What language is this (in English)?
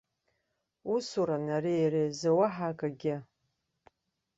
Abkhazian